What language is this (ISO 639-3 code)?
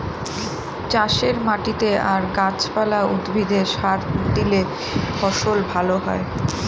ben